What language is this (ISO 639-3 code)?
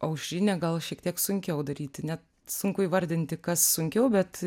lit